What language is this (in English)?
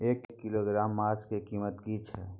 Maithili